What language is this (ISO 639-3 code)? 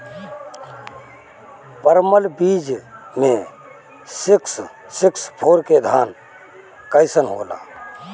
bho